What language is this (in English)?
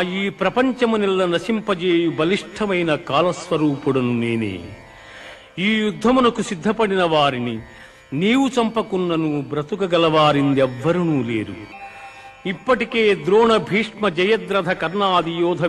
Telugu